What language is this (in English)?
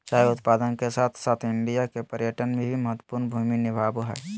Magahi